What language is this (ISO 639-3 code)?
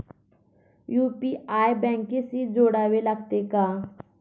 mar